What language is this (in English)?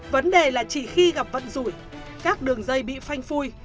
Vietnamese